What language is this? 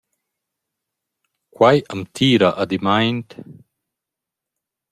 Romansh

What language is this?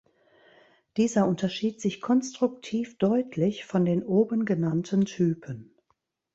German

